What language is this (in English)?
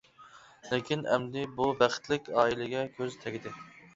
Uyghur